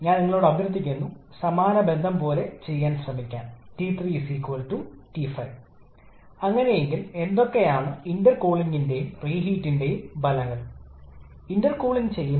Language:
Malayalam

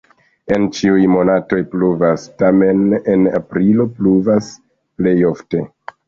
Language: Esperanto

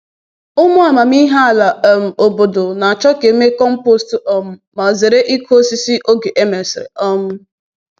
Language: Igbo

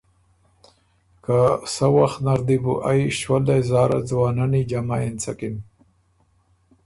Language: Ormuri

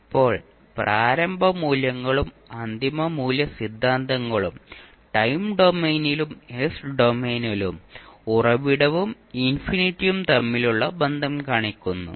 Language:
Malayalam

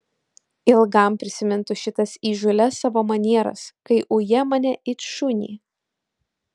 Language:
Lithuanian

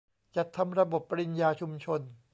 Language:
Thai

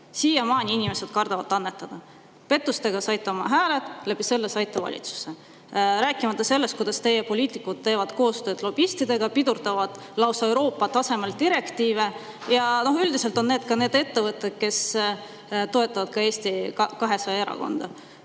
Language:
Estonian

